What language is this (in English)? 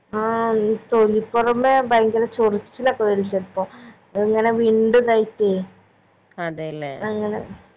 Malayalam